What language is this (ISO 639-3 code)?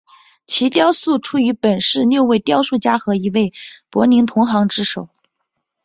zho